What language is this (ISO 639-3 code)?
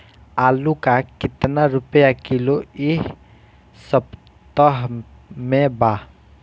bho